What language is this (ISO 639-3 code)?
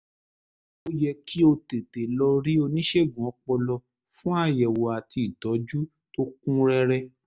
yor